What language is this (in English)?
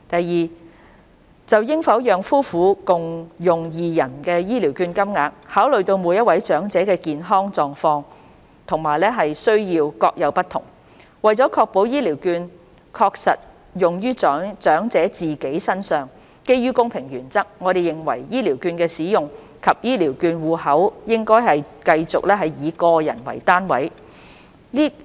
Cantonese